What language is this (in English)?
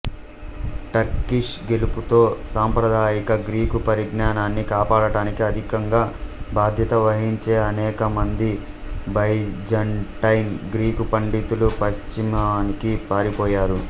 Telugu